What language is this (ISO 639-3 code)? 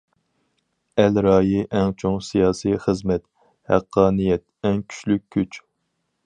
uig